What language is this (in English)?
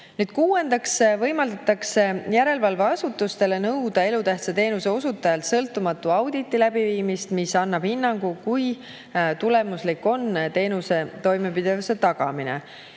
Estonian